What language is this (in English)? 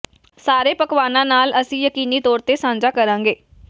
Punjabi